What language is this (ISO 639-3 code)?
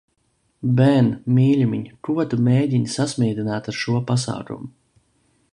lav